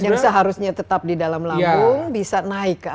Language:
Indonesian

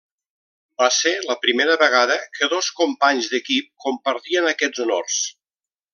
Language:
Catalan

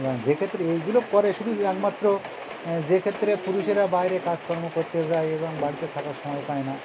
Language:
Bangla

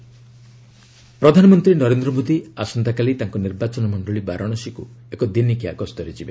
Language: Odia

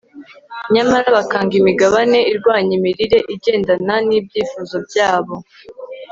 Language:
Kinyarwanda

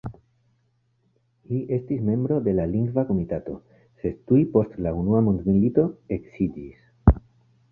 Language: Esperanto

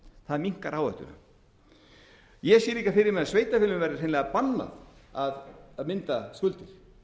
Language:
Icelandic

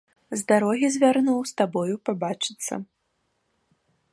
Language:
Belarusian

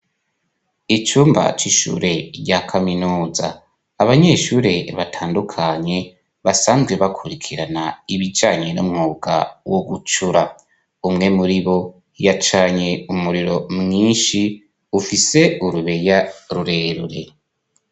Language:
Rundi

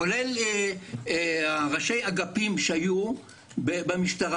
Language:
Hebrew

